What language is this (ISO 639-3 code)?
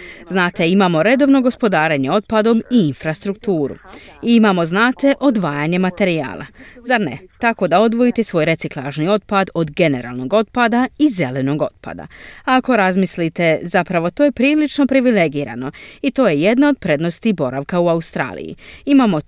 hrv